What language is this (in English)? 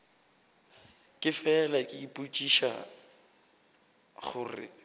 Northern Sotho